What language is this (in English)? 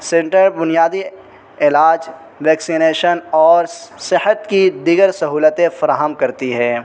Urdu